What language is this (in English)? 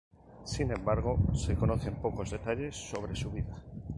Spanish